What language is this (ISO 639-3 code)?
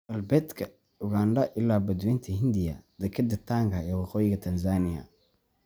som